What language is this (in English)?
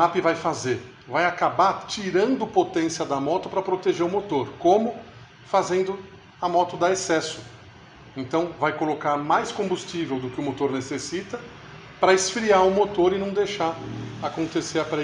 Portuguese